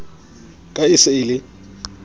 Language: Southern Sotho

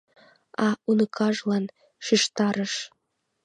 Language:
Mari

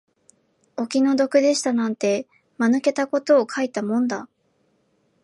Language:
Japanese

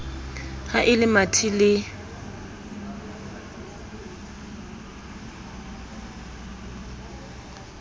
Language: Southern Sotho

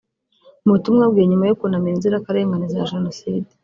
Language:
Kinyarwanda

